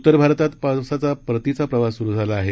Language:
Marathi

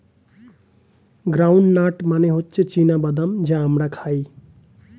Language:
Bangla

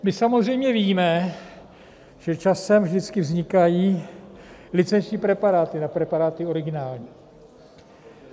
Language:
Czech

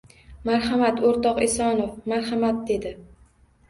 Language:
Uzbek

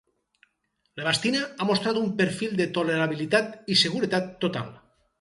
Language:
Catalan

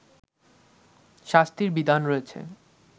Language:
Bangla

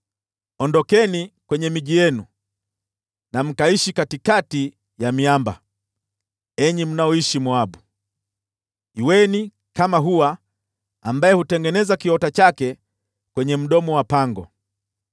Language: Swahili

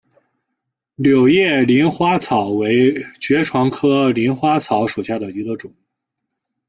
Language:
Chinese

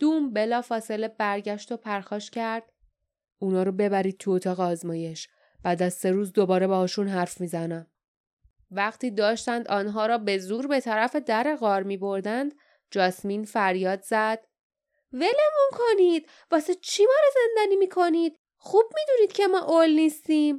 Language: Persian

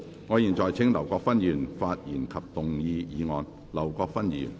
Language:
Cantonese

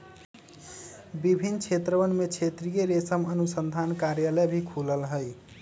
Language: Magahi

